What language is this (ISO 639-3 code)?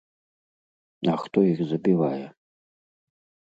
bel